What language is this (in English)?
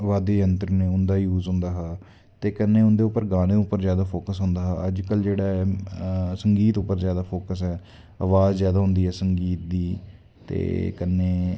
Dogri